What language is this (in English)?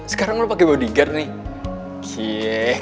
Indonesian